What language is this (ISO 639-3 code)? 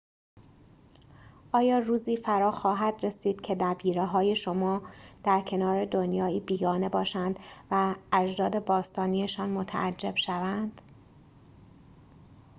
fas